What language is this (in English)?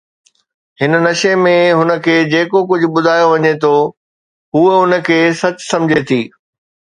Sindhi